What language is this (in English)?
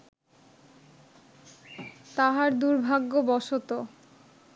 Bangla